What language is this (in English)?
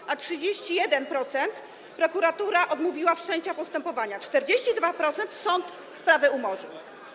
Polish